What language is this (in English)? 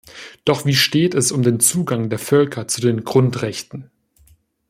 German